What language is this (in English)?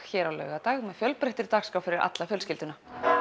Icelandic